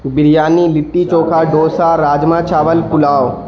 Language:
Urdu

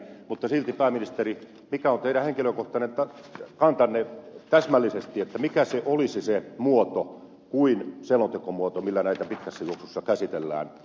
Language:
Finnish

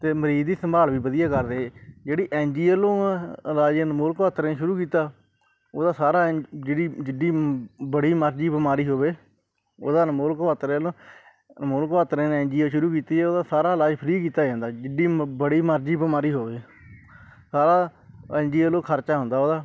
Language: Punjabi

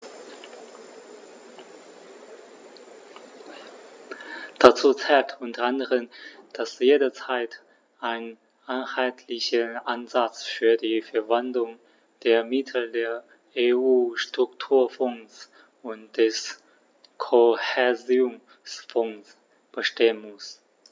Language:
German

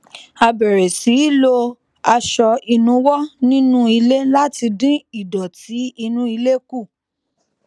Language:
Yoruba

